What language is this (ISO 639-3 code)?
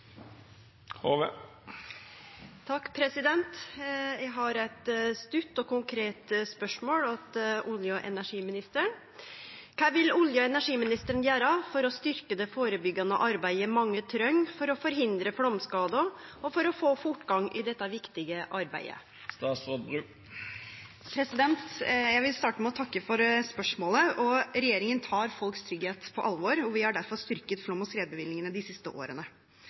nor